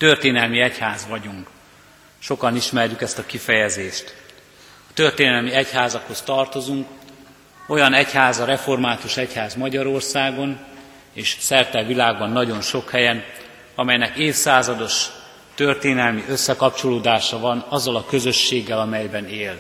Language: Hungarian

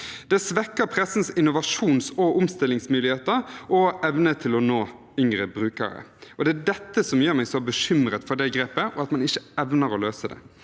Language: Norwegian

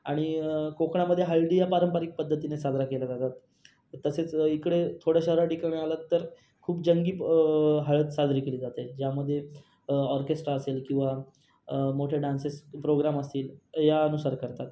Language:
Marathi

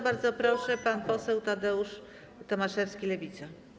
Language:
Polish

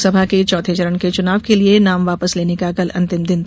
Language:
Hindi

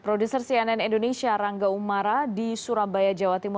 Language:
Indonesian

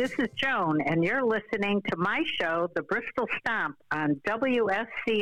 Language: English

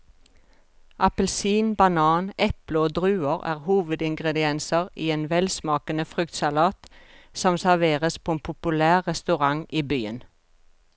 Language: Norwegian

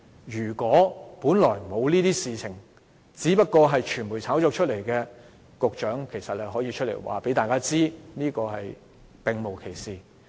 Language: Cantonese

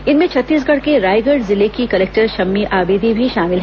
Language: Hindi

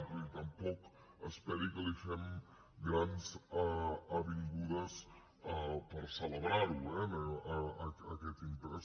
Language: Catalan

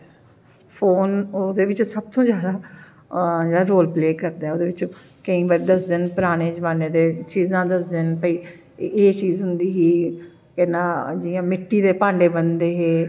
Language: Dogri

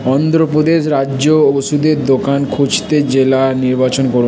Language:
Bangla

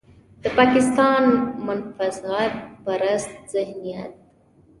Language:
Pashto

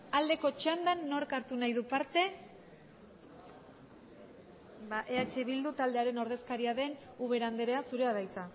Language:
Basque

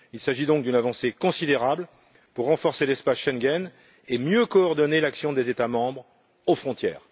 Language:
French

